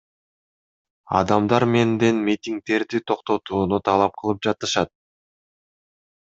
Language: Kyrgyz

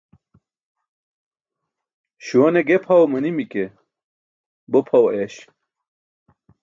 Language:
Burushaski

